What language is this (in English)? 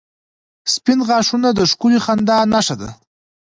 Pashto